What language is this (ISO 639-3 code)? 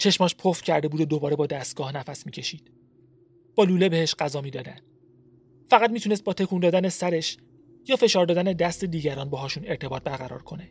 fas